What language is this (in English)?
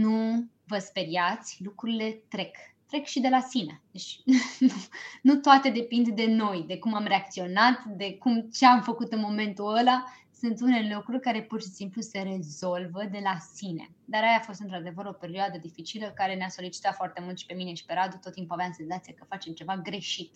Romanian